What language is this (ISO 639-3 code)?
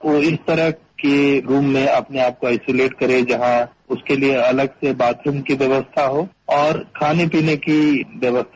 hin